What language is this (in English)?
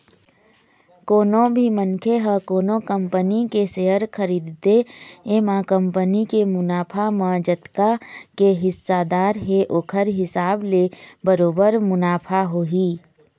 Chhattisgarhi